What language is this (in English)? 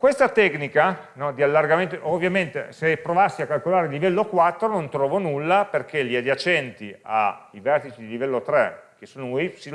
Italian